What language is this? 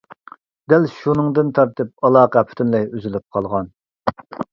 Uyghur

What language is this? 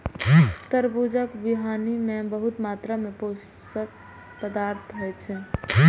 Maithili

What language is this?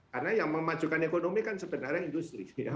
Indonesian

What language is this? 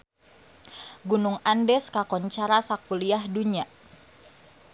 Sundanese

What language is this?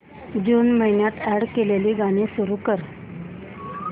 Marathi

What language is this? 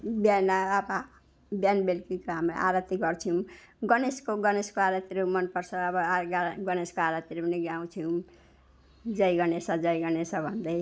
Nepali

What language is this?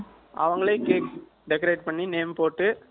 Tamil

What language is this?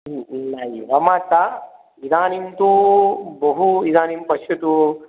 Sanskrit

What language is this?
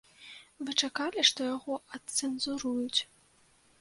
Belarusian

